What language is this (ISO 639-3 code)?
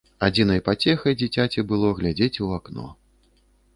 bel